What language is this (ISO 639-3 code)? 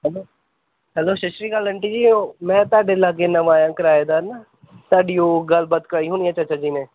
pan